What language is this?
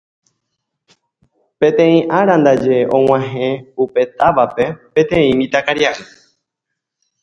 Guarani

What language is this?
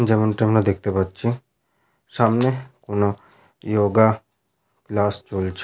Bangla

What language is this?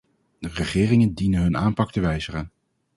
Dutch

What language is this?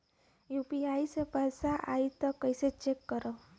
Bhojpuri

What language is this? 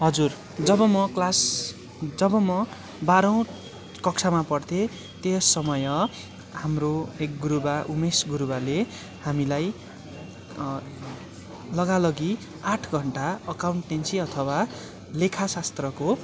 Nepali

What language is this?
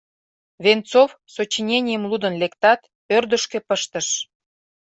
Mari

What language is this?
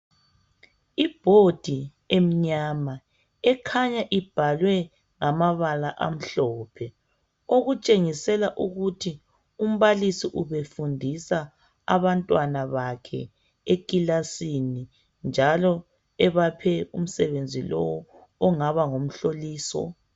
North Ndebele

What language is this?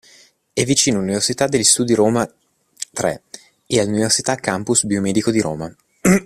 Italian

